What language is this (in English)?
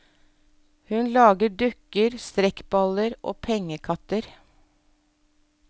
Norwegian